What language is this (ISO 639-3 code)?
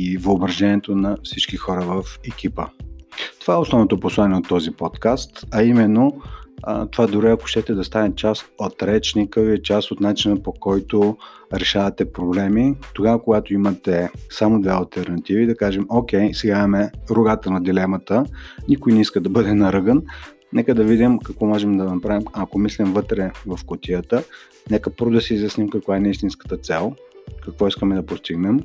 bul